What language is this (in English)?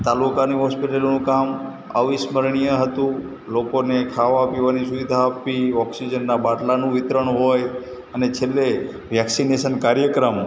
Gujarati